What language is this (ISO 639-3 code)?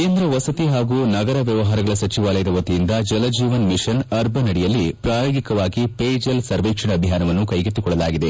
kan